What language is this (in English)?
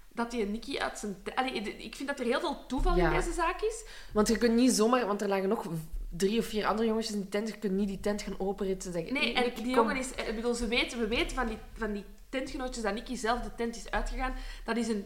Dutch